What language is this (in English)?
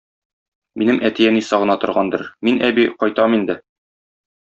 Tatar